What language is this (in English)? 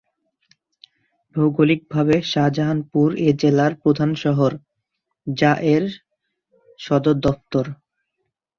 Bangla